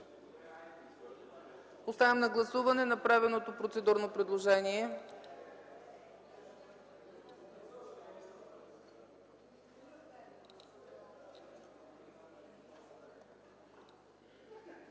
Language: Bulgarian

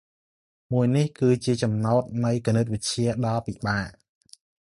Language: Khmer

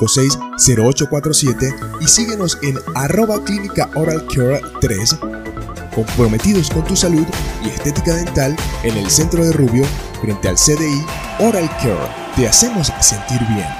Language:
Spanish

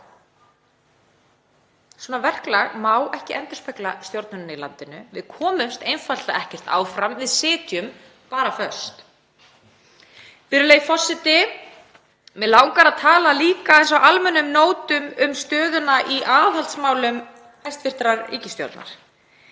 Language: Icelandic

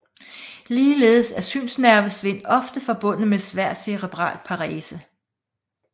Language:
Danish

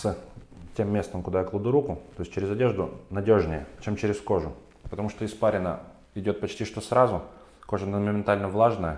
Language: Russian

